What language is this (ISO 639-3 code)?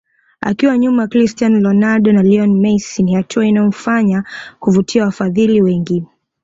swa